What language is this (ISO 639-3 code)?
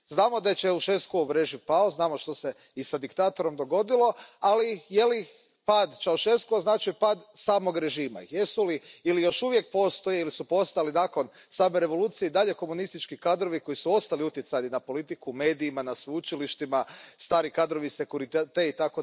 hrv